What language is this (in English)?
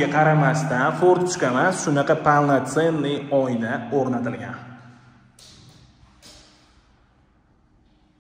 Turkish